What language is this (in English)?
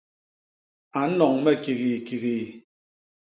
Basaa